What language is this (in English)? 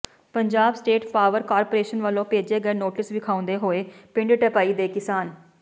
Punjabi